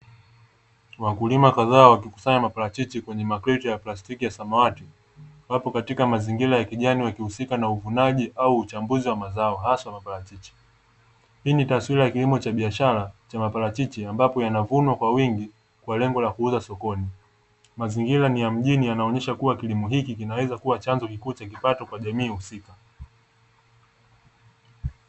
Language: Swahili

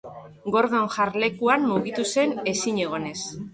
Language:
Basque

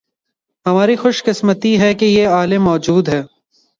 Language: Urdu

